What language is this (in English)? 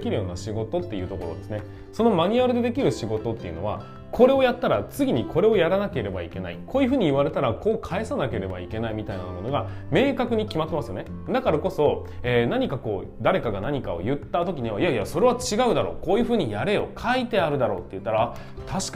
Japanese